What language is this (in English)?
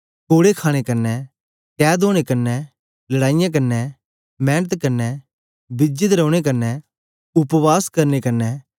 Dogri